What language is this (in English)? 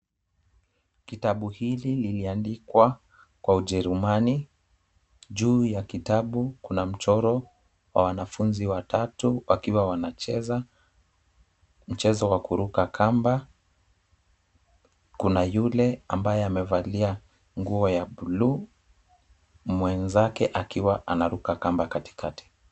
Swahili